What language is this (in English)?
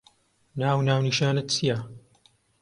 Central Kurdish